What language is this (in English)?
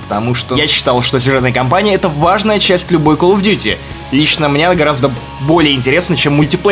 Russian